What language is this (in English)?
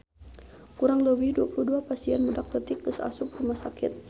Sundanese